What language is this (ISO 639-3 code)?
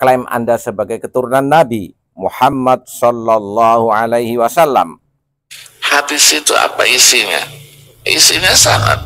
ind